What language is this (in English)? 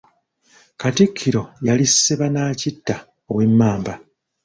Ganda